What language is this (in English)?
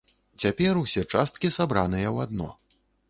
Belarusian